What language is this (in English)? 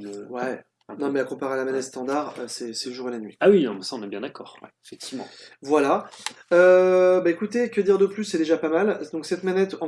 French